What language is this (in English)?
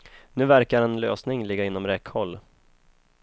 Swedish